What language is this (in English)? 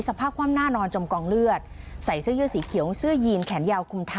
Thai